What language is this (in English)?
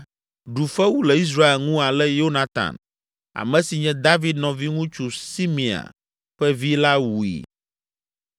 Ewe